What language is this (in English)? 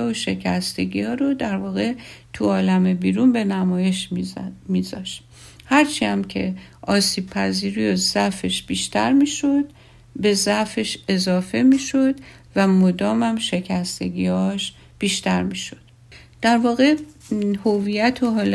Persian